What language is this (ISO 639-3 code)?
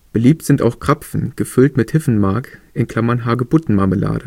deu